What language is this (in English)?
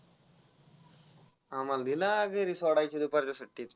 Marathi